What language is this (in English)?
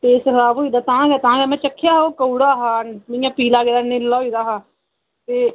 Dogri